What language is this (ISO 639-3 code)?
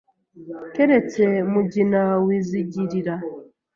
kin